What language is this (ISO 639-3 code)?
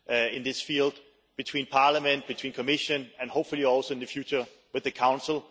eng